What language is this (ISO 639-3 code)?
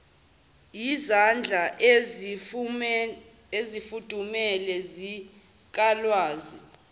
zul